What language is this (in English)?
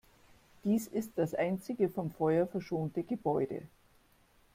German